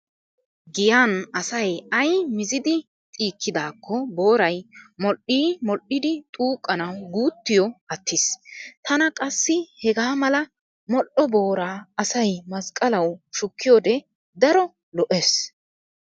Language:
Wolaytta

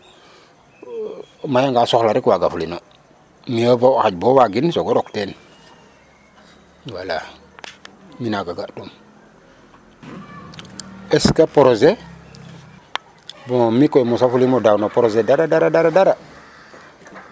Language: Serer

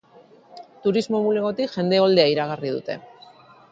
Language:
Basque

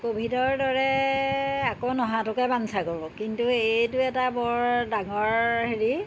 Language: Assamese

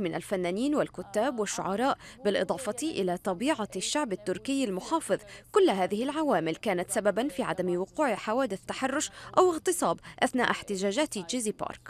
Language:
Arabic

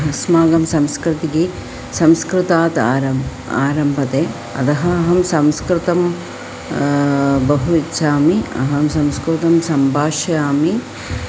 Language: Sanskrit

